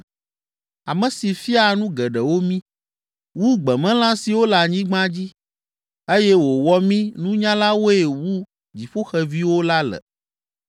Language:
Ewe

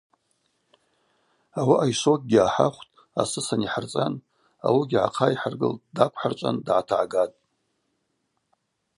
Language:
Abaza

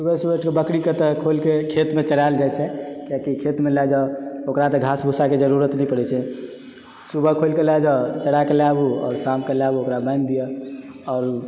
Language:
Maithili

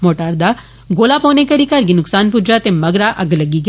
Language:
Dogri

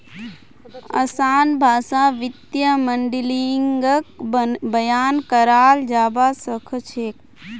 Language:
Magahi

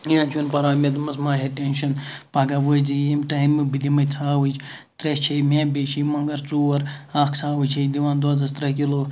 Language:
Kashmiri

